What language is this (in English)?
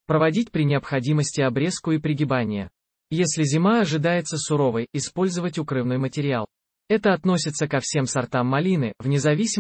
Russian